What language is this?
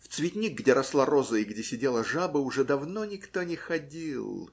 Russian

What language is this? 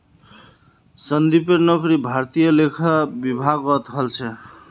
Magahi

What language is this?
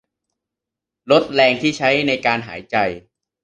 Thai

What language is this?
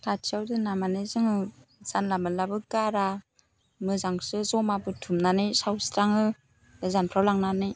Bodo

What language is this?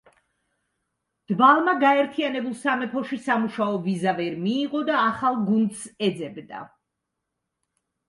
Georgian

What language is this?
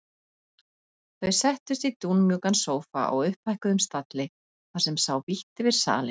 Icelandic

